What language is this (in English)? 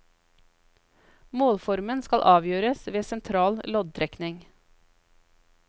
Norwegian